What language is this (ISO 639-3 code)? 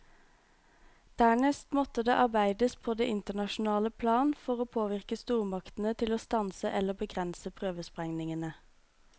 nor